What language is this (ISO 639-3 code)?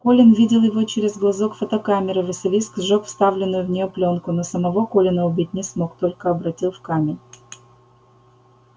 rus